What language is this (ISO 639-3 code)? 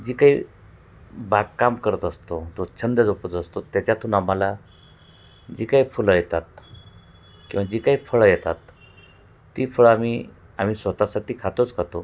mar